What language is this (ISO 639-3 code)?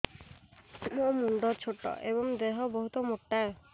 ori